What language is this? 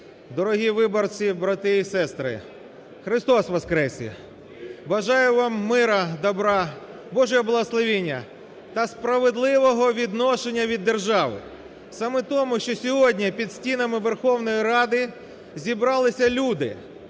Ukrainian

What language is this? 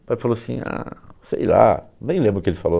Portuguese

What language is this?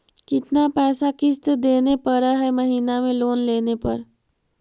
Magahi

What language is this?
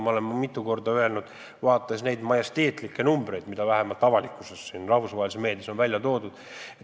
Estonian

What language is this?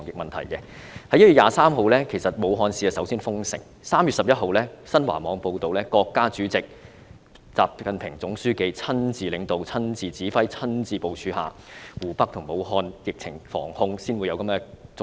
Cantonese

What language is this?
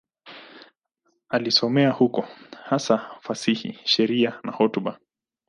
Swahili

